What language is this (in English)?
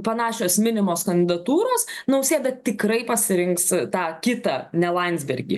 Lithuanian